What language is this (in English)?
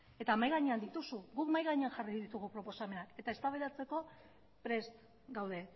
Basque